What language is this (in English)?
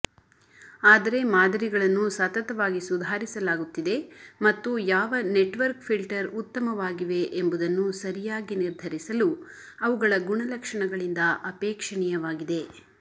Kannada